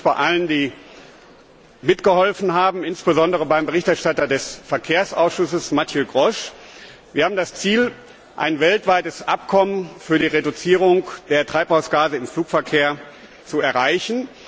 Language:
German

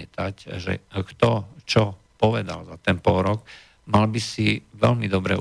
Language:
Slovak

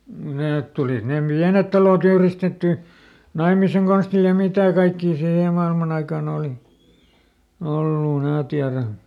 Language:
Finnish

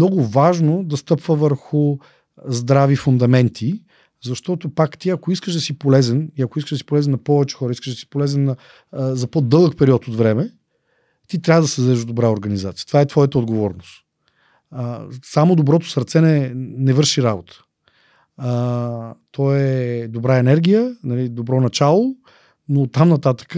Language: Bulgarian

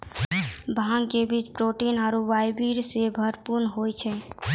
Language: Maithili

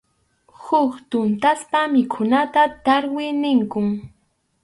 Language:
Arequipa-La Unión Quechua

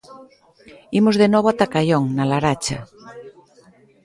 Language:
Galician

